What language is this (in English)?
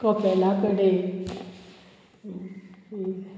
Konkani